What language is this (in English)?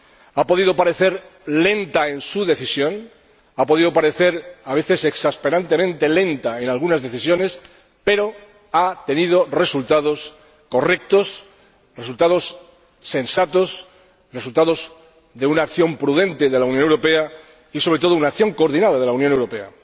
Spanish